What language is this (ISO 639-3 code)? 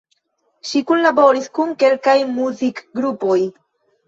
epo